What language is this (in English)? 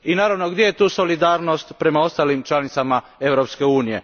Croatian